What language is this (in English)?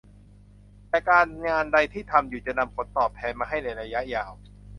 Thai